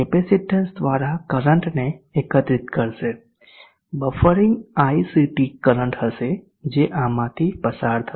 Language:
Gujarati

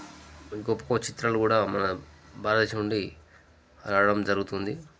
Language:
Telugu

